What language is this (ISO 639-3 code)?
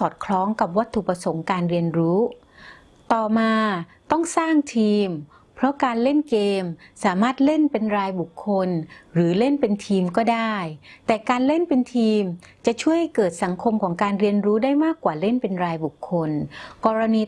tha